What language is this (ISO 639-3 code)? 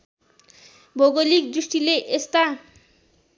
nep